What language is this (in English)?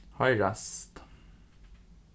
Faroese